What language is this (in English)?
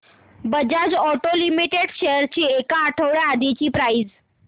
Marathi